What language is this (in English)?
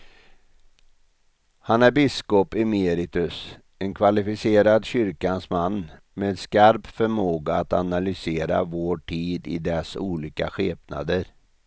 Swedish